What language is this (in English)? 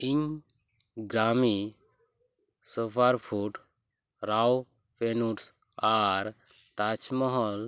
Santali